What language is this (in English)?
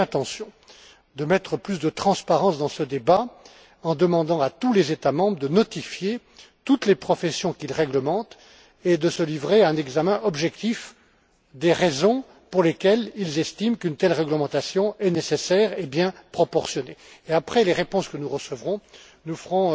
French